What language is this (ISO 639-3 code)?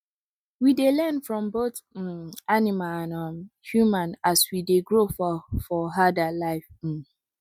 pcm